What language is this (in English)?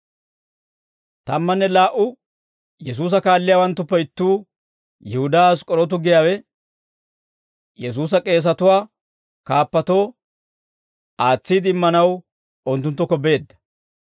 Dawro